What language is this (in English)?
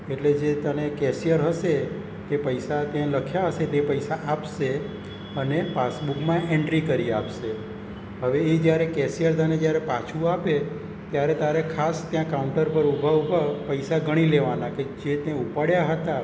Gujarati